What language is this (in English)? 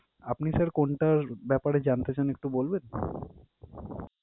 Bangla